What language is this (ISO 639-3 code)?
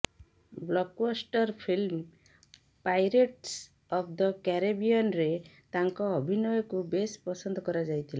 ori